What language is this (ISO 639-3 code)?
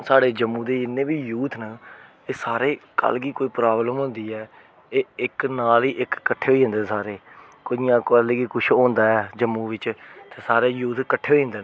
doi